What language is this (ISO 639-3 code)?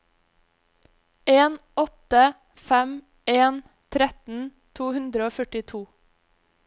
nor